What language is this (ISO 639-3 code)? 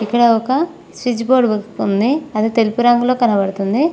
tel